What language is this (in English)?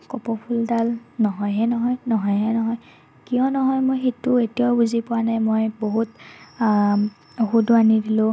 Assamese